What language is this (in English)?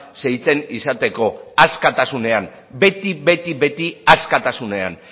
Basque